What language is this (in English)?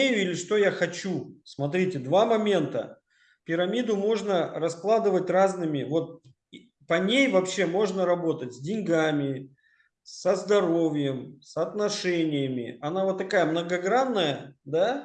Russian